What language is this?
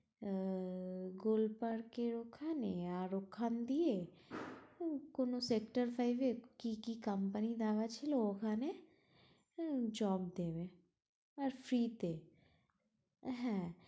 Bangla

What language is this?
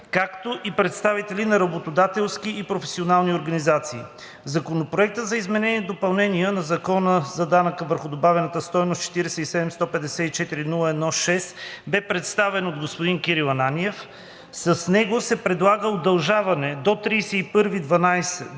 Bulgarian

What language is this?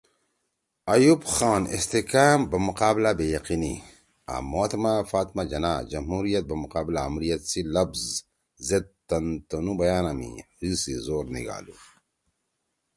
Torwali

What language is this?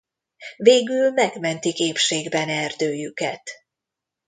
Hungarian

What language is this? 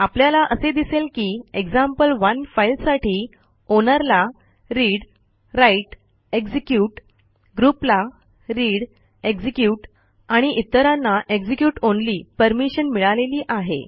Marathi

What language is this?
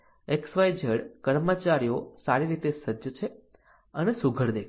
Gujarati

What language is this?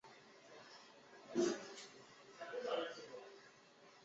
Chinese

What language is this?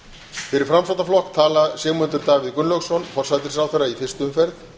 Icelandic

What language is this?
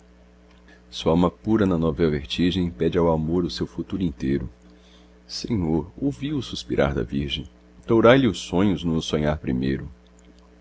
Portuguese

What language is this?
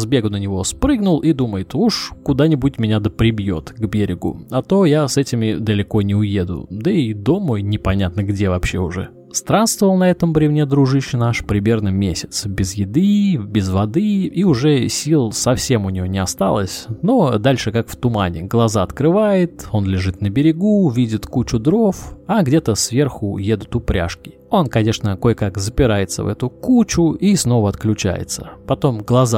Russian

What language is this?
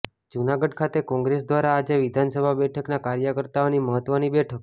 Gujarati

